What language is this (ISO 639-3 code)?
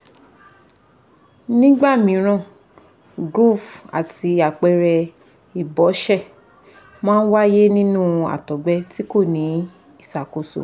yor